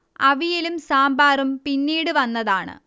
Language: Malayalam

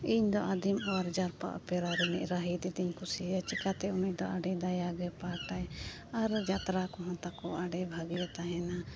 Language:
Santali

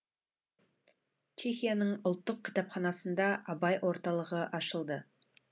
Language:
Kazakh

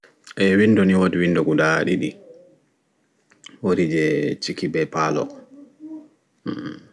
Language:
Fula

